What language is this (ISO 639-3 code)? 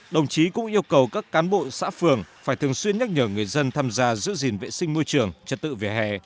vie